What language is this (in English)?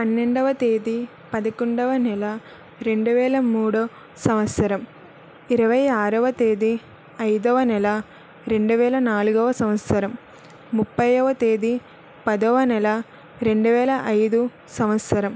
Telugu